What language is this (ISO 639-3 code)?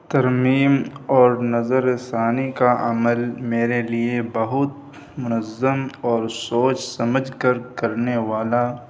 urd